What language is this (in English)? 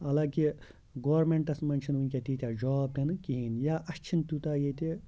Kashmiri